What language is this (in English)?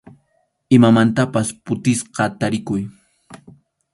Arequipa-La Unión Quechua